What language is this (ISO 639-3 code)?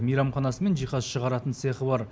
kaz